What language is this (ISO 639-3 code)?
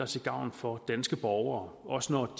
dan